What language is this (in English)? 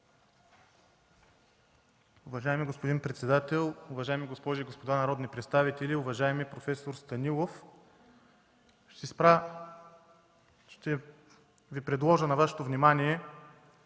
Bulgarian